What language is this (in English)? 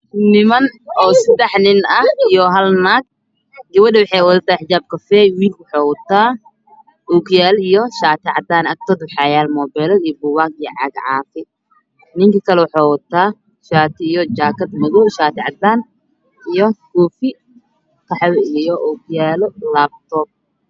Somali